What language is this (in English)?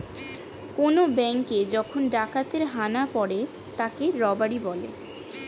Bangla